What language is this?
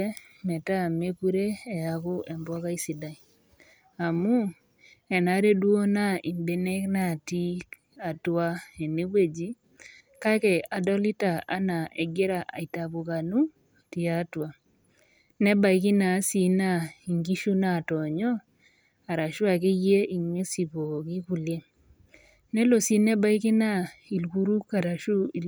Masai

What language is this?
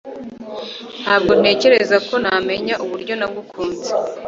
Kinyarwanda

